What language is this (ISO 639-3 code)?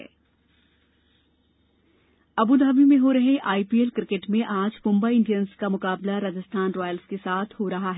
hin